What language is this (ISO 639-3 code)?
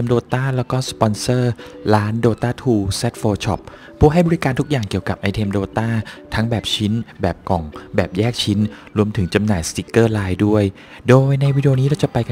tha